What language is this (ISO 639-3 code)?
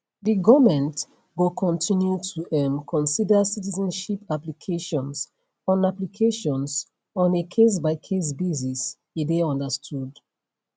pcm